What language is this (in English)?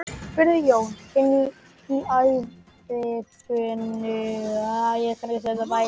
Icelandic